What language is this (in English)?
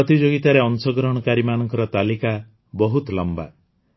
Odia